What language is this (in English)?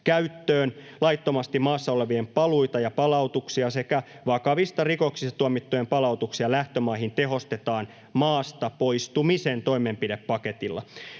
Finnish